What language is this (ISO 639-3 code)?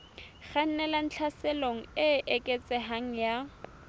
sot